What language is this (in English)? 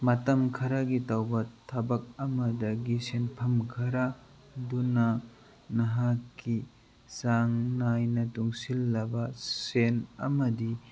Manipuri